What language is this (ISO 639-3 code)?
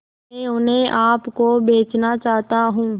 hin